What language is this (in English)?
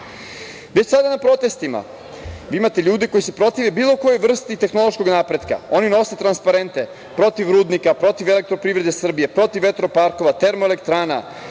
Serbian